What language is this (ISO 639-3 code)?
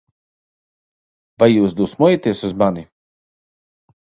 lav